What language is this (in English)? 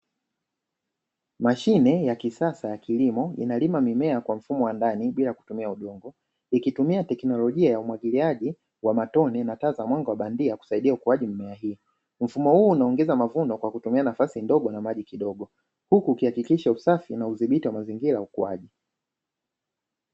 Swahili